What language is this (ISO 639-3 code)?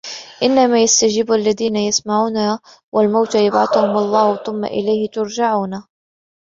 ara